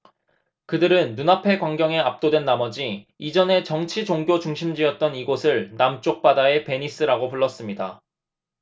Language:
Korean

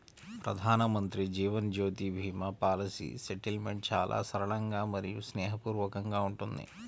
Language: Telugu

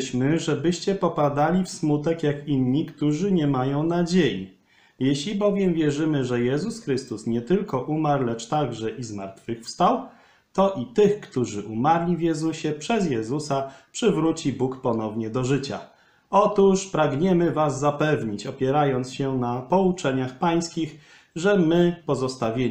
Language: Polish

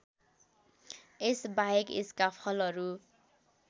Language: Nepali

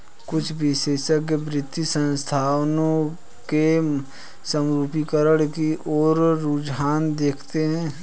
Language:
Hindi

